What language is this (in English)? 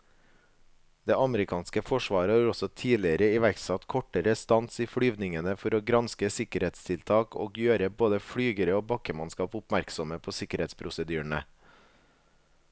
Norwegian